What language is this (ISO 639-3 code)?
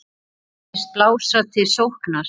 isl